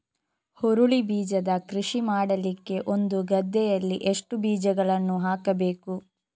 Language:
Kannada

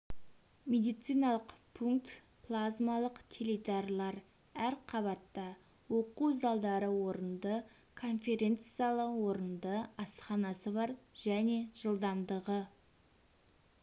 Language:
Kazakh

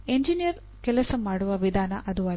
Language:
Kannada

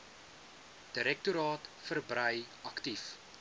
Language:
Afrikaans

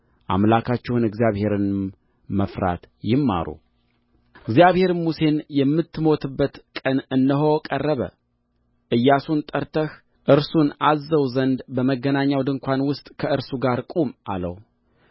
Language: Amharic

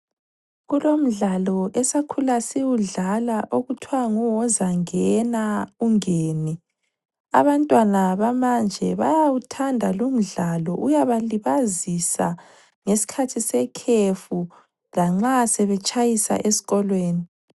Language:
North Ndebele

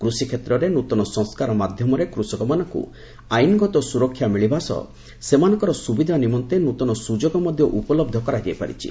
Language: Odia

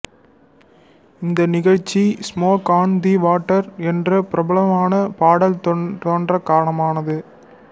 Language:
Tamil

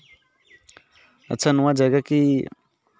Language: Santali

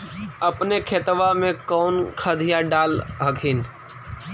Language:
Magahi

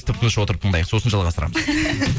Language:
Kazakh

